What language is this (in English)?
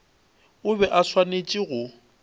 Northern Sotho